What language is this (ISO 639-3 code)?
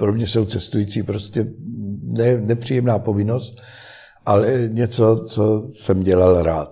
ces